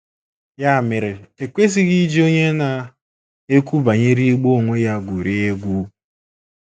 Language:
Igbo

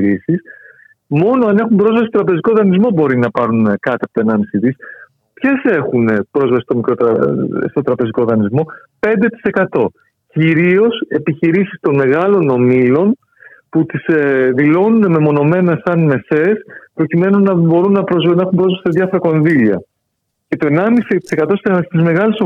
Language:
Greek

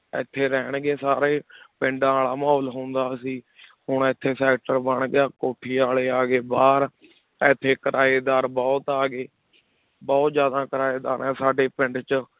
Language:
Punjabi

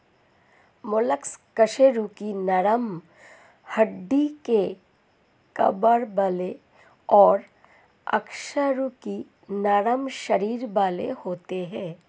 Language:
Hindi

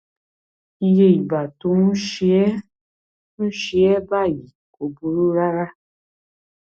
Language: Yoruba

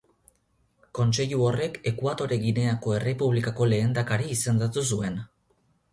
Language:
Basque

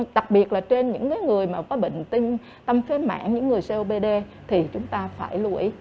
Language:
Vietnamese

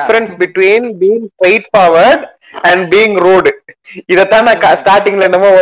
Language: Tamil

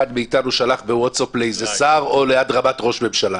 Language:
Hebrew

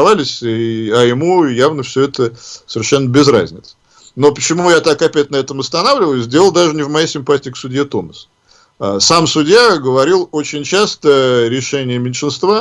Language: Russian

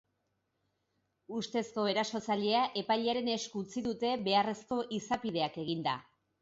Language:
Basque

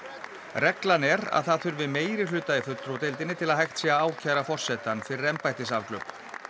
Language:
Icelandic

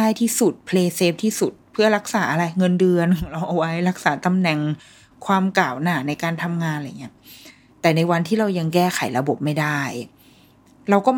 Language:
Thai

